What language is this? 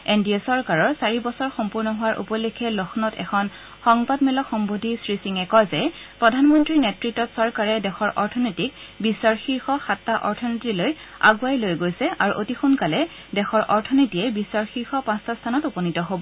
Assamese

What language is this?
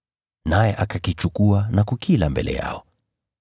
Swahili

